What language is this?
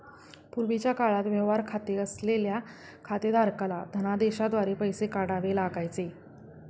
Marathi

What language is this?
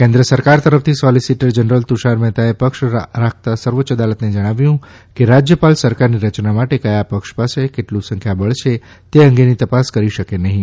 Gujarati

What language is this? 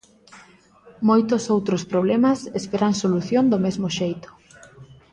Galician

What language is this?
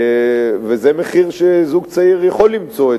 Hebrew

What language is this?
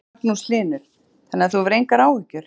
Icelandic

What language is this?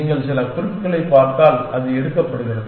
Tamil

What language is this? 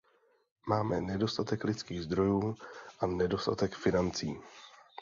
Czech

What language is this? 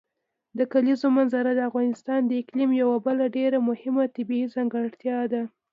Pashto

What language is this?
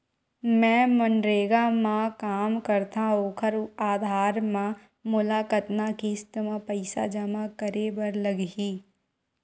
Chhattisgarhi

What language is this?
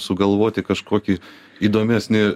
Lithuanian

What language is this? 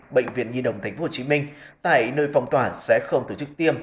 Vietnamese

